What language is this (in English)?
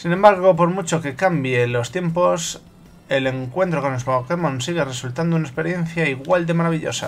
Spanish